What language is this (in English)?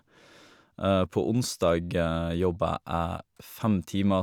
Norwegian